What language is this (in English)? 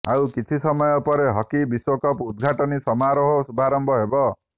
Odia